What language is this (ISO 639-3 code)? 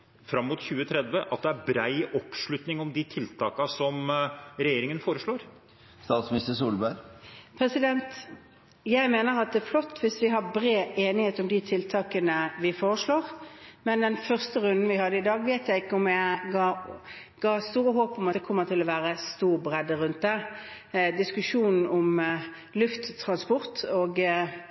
nob